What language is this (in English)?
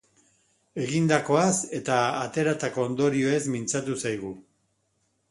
Basque